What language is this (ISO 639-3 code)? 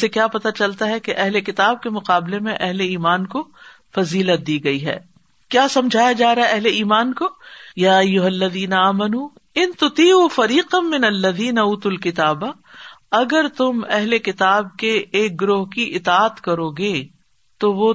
urd